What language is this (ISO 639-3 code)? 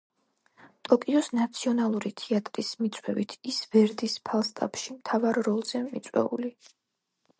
kat